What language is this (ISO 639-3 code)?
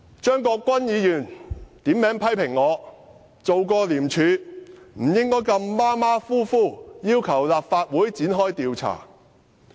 yue